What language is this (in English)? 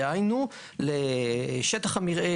Hebrew